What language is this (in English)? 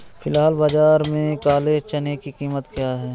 Hindi